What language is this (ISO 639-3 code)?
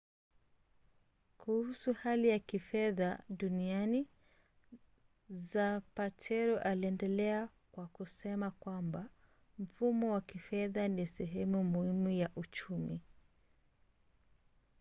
swa